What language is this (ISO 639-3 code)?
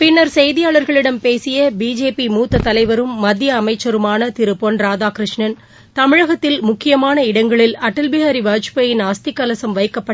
tam